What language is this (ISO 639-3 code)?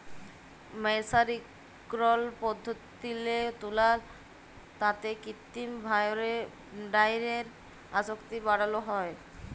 ben